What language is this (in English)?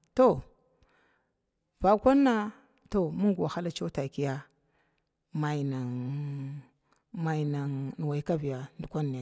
Glavda